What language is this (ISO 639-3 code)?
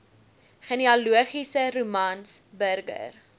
afr